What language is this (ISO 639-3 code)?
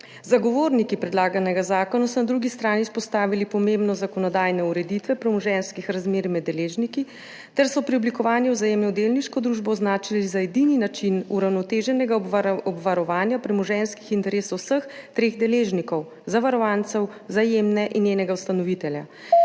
slv